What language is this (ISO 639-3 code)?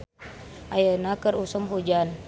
sun